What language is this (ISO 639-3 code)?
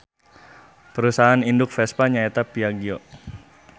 sun